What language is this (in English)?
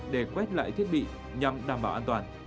Vietnamese